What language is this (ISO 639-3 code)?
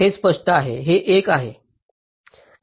mar